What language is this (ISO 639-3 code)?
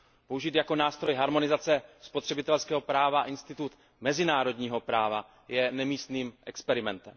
ces